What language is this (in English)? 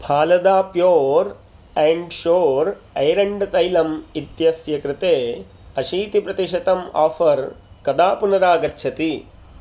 Sanskrit